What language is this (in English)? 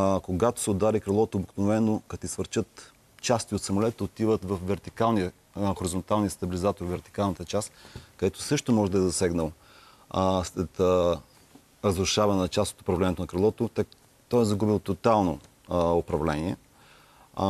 Bulgarian